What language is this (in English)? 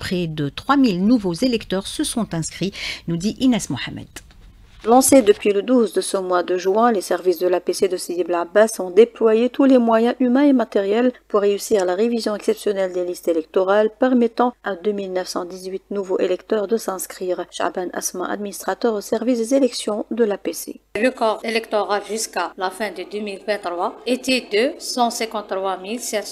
French